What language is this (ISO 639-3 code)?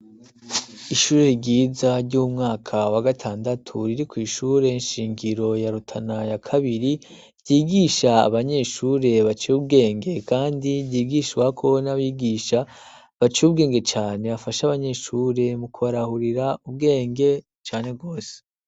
run